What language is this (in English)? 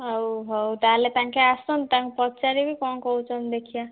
Odia